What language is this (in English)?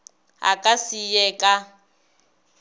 Northern Sotho